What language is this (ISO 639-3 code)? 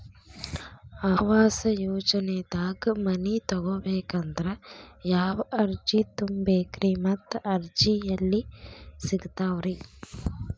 kan